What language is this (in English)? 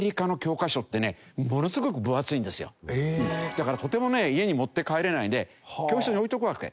Japanese